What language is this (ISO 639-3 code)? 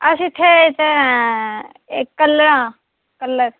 doi